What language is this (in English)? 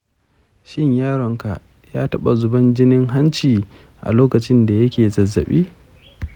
Hausa